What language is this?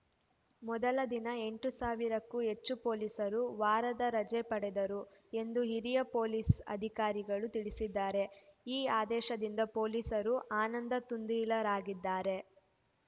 Kannada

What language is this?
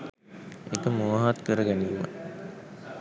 Sinhala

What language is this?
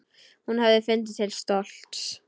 Icelandic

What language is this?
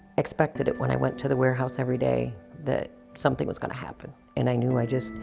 English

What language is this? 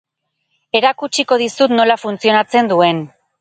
Basque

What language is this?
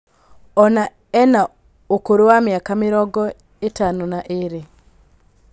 Kikuyu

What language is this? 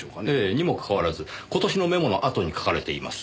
Japanese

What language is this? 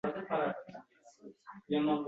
Uzbek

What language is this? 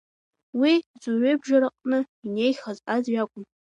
Abkhazian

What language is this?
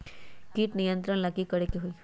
Magahi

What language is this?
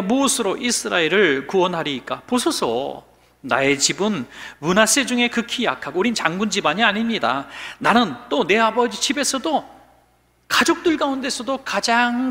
Korean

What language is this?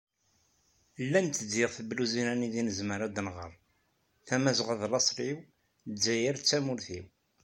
Kabyle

